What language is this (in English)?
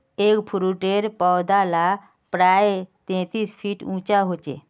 Magahi